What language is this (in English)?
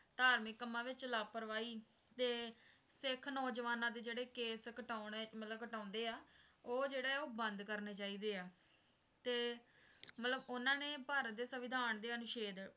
Punjabi